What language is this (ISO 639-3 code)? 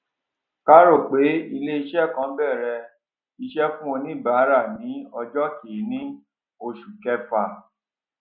yor